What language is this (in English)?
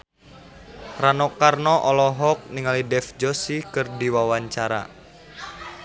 Sundanese